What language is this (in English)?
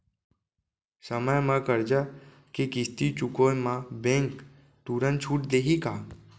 Chhattisgarhi